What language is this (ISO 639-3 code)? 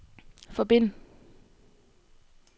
dan